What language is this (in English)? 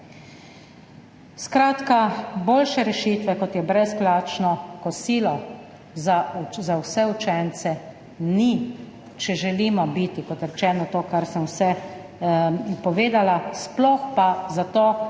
Slovenian